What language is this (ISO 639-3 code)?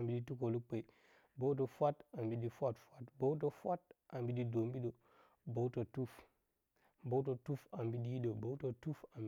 bcy